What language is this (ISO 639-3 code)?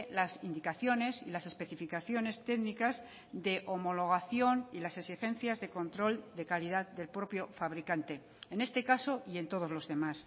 spa